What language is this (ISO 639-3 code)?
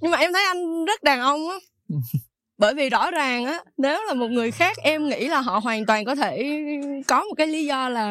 vie